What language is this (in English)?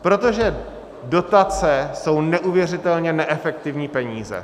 Czech